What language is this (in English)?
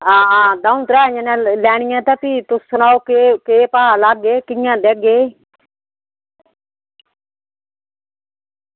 Dogri